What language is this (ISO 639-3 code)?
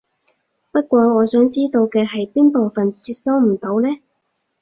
yue